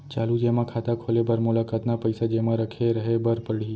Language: Chhattisgarhi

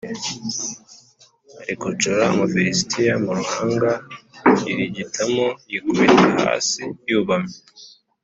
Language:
Kinyarwanda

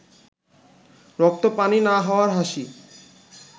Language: Bangla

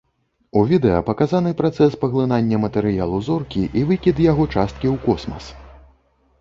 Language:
Belarusian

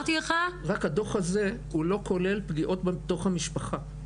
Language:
Hebrew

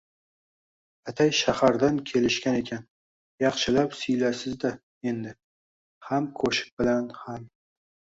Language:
Uzbek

